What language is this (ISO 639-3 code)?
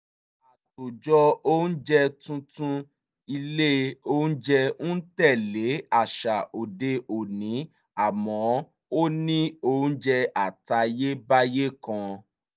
yor